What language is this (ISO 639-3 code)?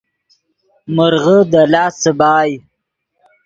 ydg